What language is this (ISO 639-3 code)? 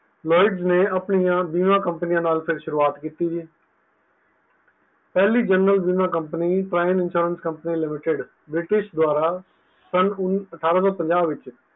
pan